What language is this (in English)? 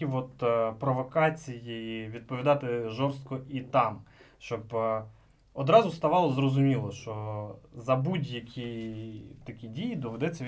Ukrainian